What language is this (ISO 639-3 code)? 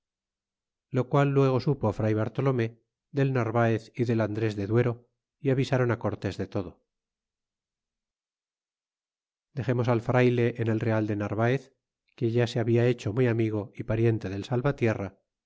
spa